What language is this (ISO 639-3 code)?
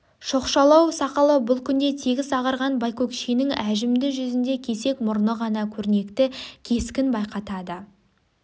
kaz